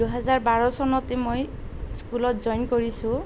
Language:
Assamese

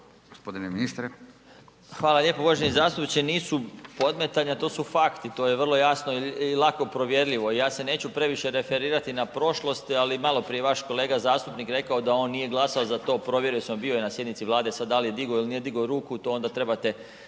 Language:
Croatian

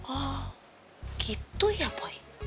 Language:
Indonesian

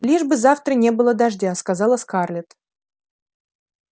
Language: Russian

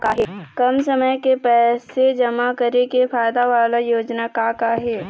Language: Chhattisgarhi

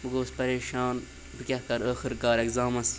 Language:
Kashmiri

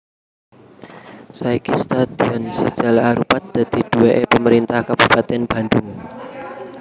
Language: Javanese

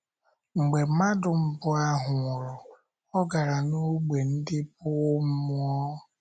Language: Igbo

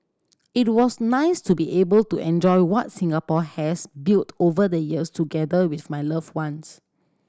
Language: English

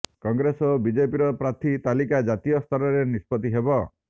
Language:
Odia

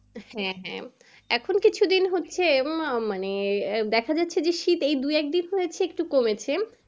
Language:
Bangla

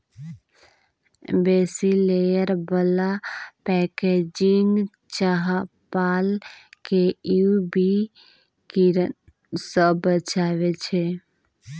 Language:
Maithili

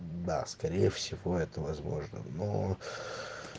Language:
Russian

